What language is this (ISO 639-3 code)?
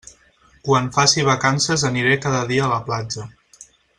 cat